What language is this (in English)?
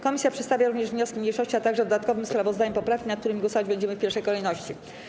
Polish